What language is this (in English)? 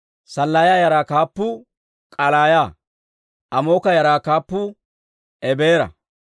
Dawro